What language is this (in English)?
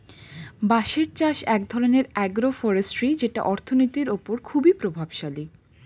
Bangla